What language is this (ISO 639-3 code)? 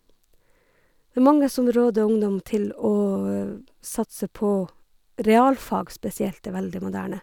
nor